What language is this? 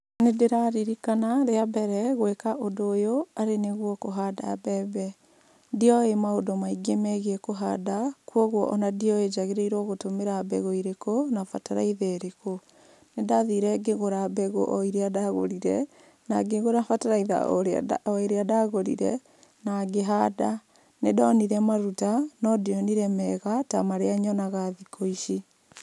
Kikuyu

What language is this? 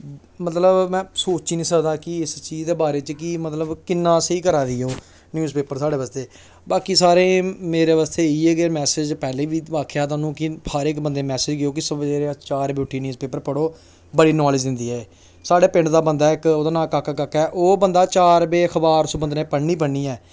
Dogri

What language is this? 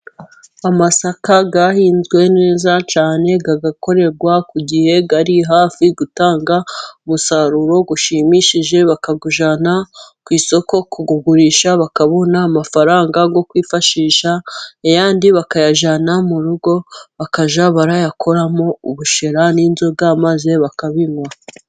Kinyarwanda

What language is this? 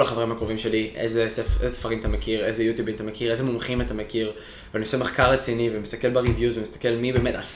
Hebrew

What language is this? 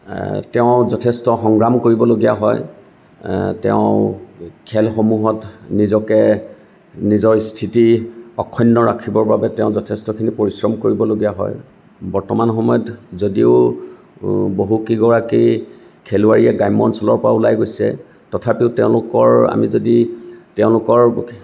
Assamese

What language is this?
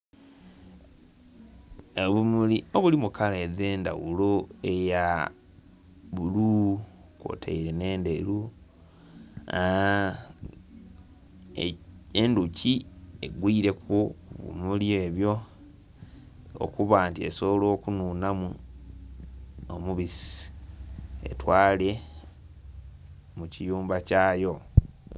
Soga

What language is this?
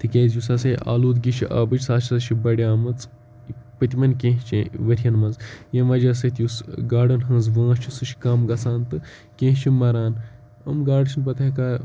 Kashmiri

